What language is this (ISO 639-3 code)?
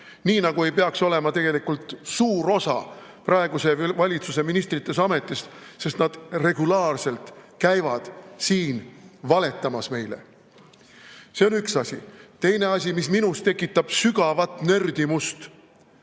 est